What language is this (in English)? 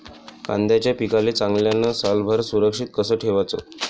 Marathi